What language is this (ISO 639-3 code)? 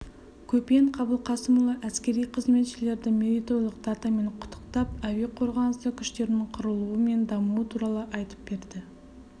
kaz